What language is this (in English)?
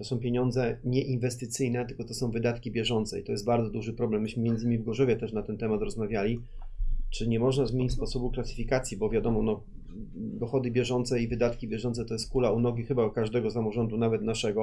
Polish